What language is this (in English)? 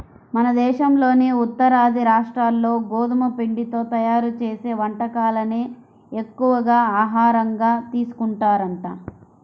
Telugu